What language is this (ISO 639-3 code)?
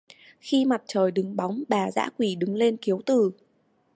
vie